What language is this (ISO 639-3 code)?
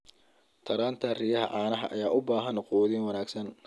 som